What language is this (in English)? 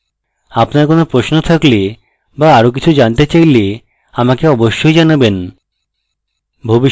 Bangla